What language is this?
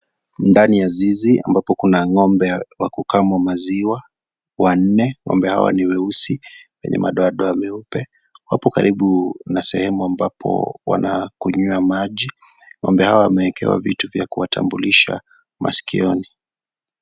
Swahili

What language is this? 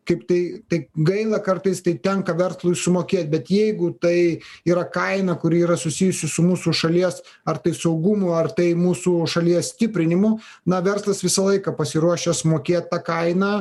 Lithuanian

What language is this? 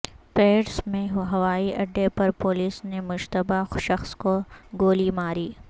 Urdu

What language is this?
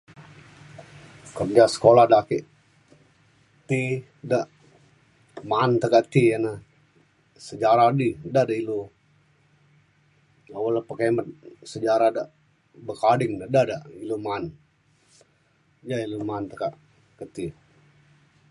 Mainstream Kenyah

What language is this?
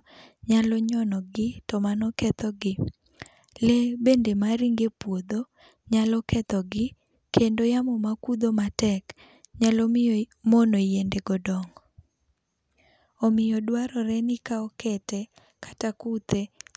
Luo (Kenya and Tanzania)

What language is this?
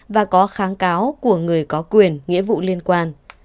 Vietnamese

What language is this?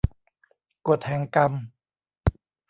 Thai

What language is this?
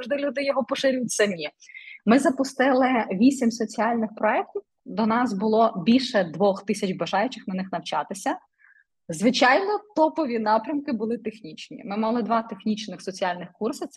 Ukrainian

